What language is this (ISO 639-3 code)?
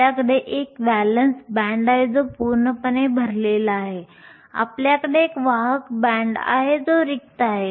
mar